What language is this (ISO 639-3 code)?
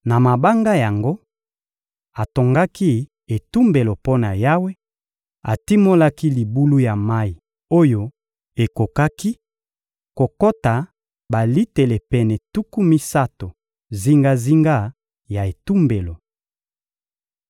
lin